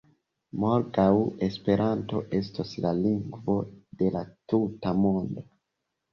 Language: Esperanto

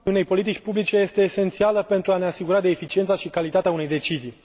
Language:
Romanian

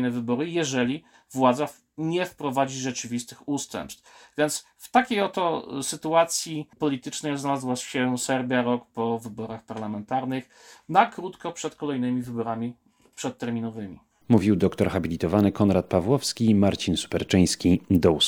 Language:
Polish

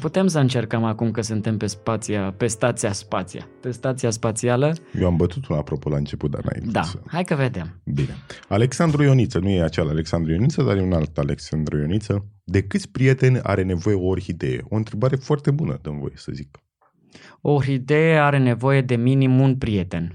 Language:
Romanian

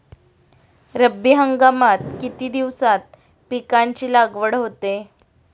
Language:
Marathi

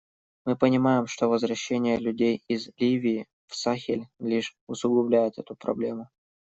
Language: Russian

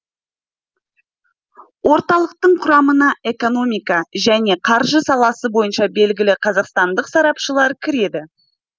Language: Kazakh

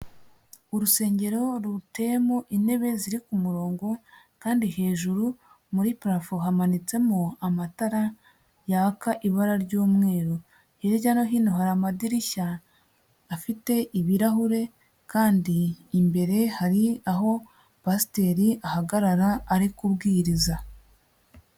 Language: Kinyarwanda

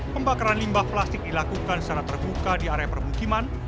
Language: Indonesian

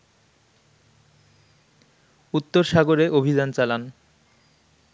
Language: Bangla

